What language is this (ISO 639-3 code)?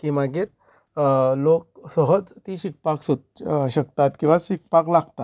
kok